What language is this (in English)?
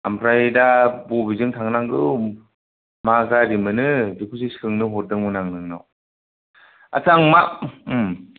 Bodo